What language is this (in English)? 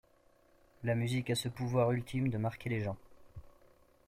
French